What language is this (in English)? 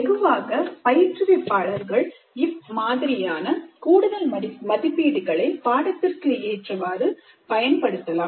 Tamil